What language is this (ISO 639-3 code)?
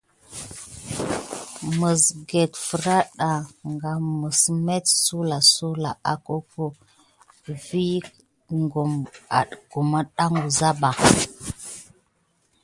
gid